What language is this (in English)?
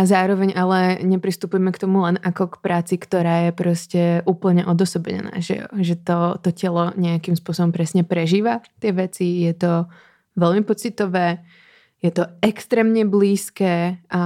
Czech